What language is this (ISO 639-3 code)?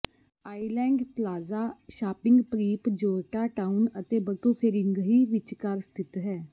pan